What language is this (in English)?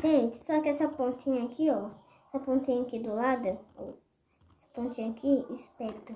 Portuguese